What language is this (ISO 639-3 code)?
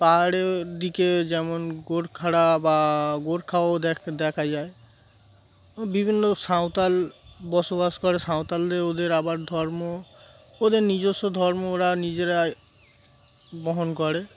ben